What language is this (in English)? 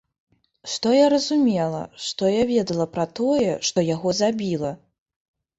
Belarusian